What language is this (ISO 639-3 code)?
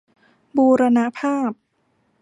tha